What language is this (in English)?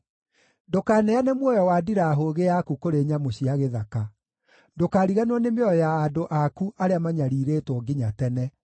Kikuyu